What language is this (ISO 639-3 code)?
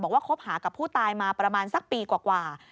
tha